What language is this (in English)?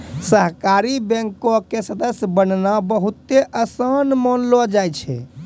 Maithili